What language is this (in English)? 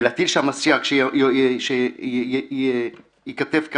Hebrew